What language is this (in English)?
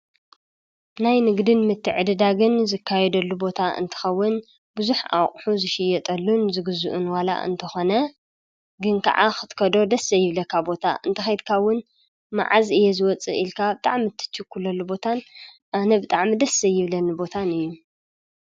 Tigrinya